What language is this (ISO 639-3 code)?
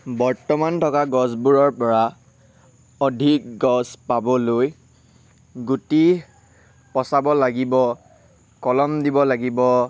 asm